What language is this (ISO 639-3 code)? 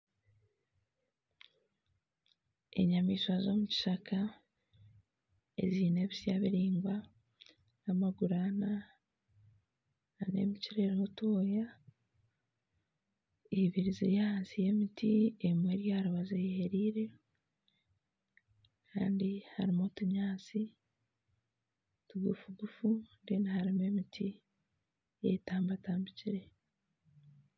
nyn